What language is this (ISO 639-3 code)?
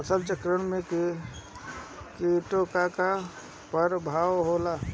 bho